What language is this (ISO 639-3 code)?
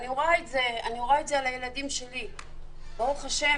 heb